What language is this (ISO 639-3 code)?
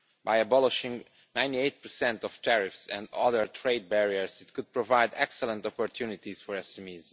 eng